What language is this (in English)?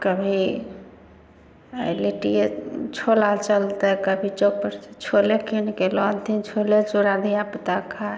Maithili